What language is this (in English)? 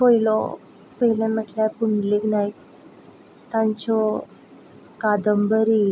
Konkani